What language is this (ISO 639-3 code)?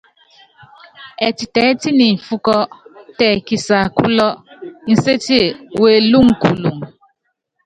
yav